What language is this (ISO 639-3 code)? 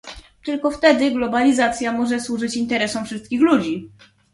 pol